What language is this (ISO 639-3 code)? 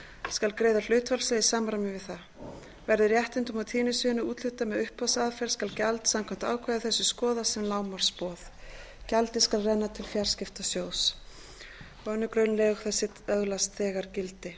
isl